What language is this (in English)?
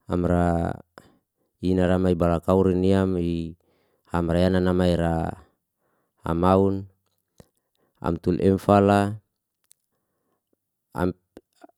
Liana-Seti